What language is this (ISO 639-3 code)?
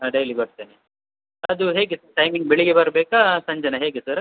kan